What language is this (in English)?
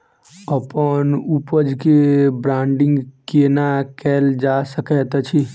Maithili